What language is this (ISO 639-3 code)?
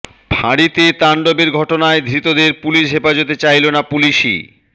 ben